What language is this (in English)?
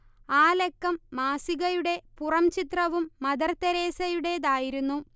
Malayalam